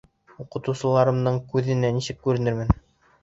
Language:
Bashkir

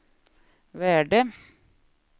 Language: Swedish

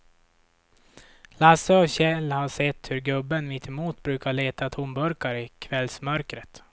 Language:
Swedish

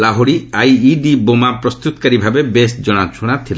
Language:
Odia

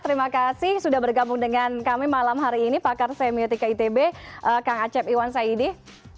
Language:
Indonesian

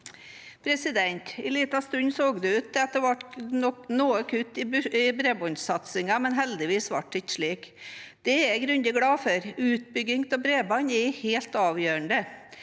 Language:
Norwegian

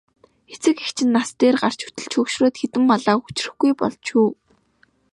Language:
Mongolian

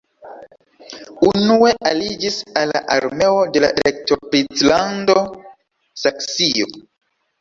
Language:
Esperanto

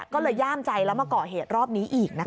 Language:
Thai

